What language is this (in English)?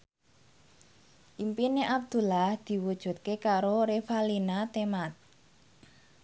Javanese